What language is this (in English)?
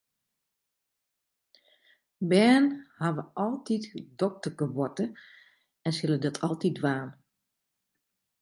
Western Frisian